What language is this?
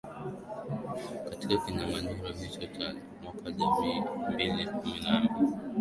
Swahili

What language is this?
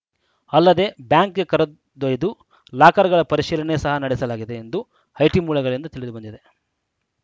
Kannada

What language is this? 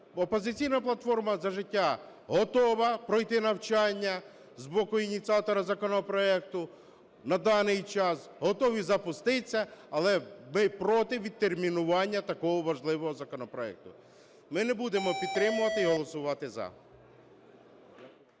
Ukrainian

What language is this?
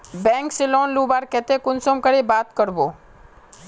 Magahi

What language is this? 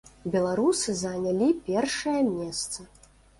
Belarusian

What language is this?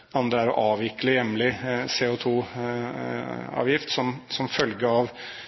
Norwegian Bokmål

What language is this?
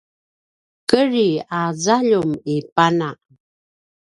Paiwan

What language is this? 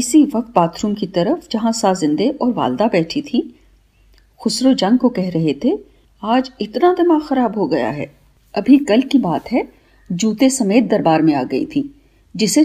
Hindi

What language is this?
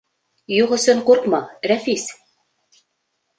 Bashkir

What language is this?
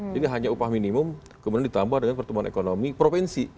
Indonesian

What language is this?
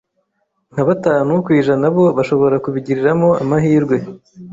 Kinyarwanda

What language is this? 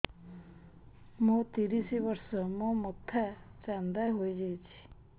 Odia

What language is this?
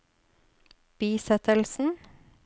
Norwegian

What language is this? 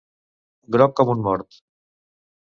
Catalan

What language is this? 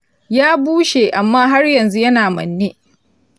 Hausa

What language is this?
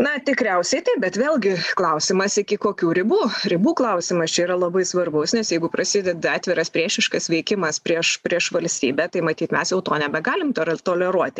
Lithuanian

